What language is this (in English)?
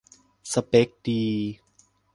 Thai